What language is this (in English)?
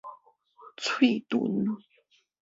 Min Nan Chinese